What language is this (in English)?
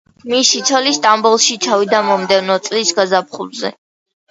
Georgian